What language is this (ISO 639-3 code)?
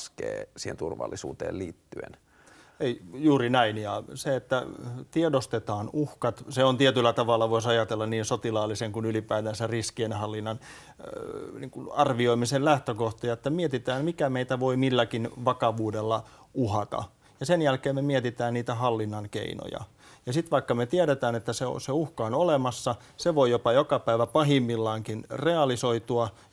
fin